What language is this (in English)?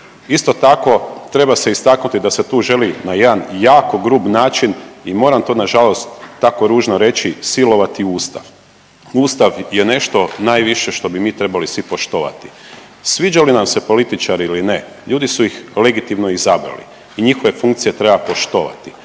Croatian